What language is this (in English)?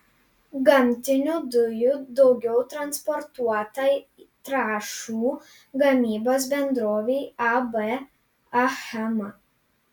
Lithuanian